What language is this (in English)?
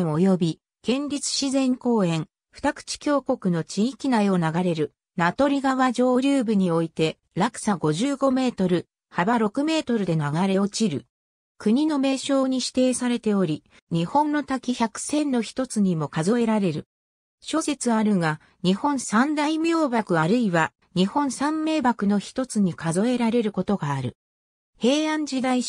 Japanese